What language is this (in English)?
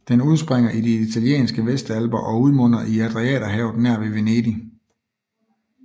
Danish